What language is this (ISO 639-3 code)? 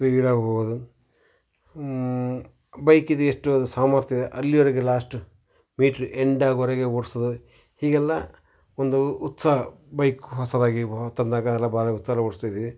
kan